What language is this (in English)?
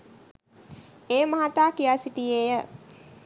Sinhala